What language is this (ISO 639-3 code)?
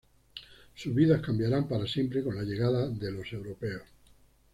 spa